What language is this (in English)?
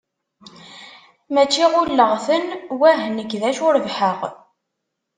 Kabyle